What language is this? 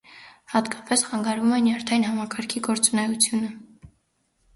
Armenian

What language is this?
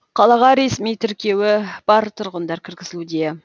Kazakh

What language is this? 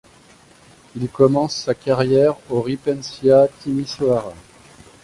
French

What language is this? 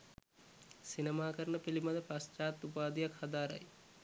Sinhala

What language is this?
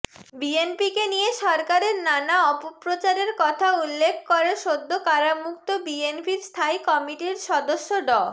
Bangla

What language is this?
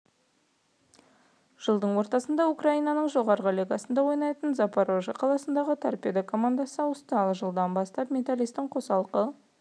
Kazakh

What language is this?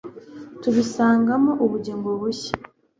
Kinyarwanda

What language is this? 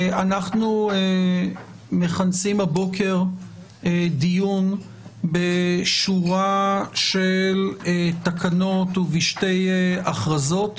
Hebrew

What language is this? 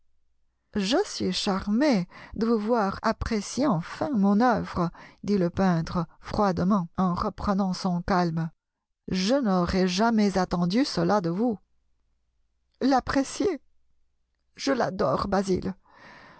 French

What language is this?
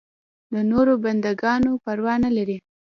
Pashto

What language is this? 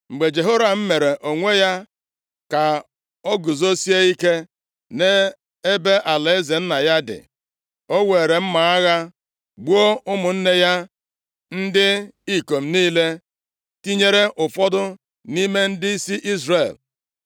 Igbo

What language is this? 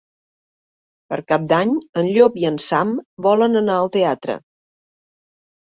Catalan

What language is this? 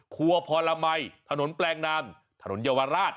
Thai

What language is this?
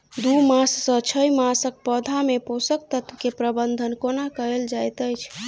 Maithili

